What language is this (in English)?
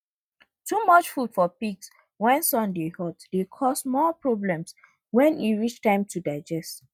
Nigerian Pidgin